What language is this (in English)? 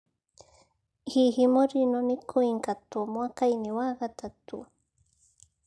Kikuyu